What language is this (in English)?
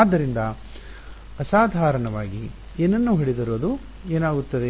Kannada